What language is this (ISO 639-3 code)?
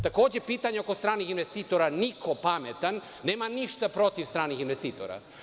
srp